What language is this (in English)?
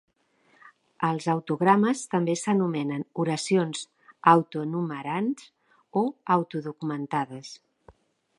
Catalan